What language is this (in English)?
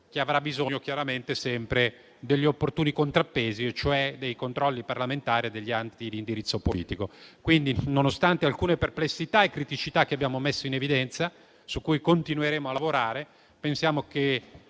Italian